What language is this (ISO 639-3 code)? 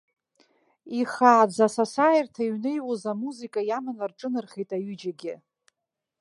abk